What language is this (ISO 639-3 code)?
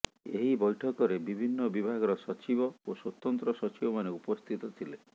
ori